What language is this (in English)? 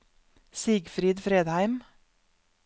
Norwegian